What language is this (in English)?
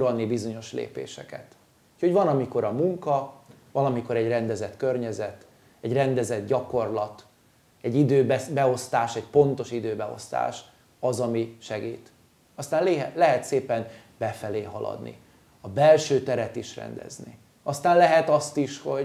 Hungarian